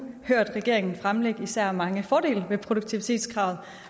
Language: Danish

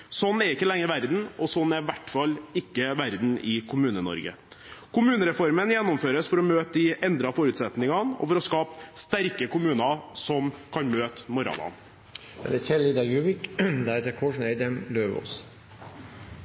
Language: Norwegian Bokmål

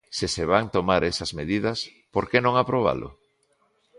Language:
Galician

